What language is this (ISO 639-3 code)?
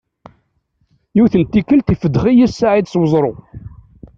kab